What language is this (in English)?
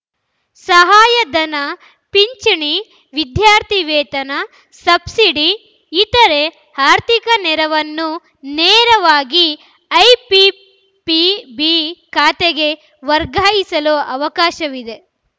Kannada